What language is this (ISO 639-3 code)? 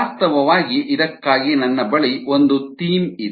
kan